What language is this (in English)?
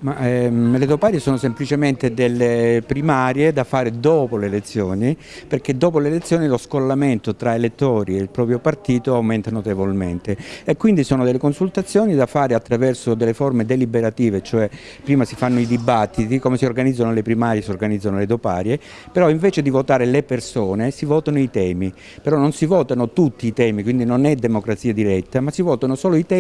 Italian